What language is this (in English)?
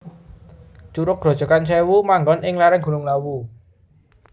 Javanese